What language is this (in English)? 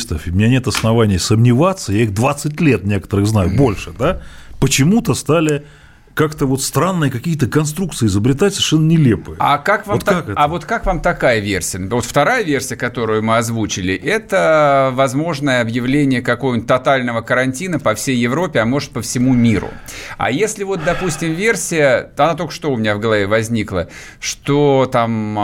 Russian